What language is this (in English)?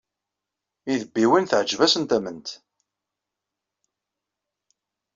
Kabyle